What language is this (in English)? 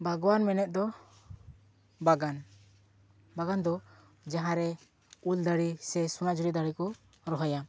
Santali